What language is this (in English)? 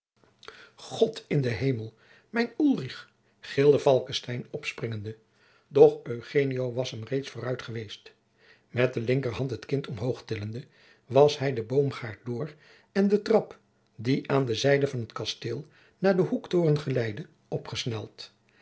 Dutch